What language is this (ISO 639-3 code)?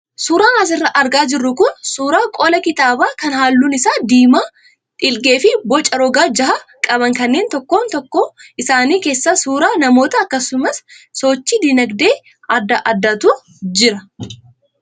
orm